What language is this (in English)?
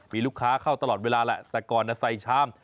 Thai